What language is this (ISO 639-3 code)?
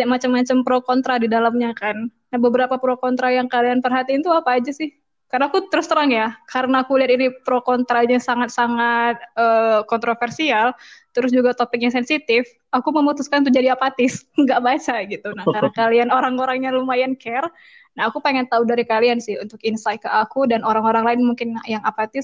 ind